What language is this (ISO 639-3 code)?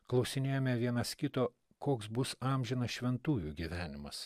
lit